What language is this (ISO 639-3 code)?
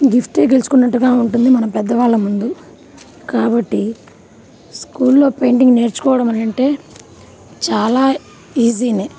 tel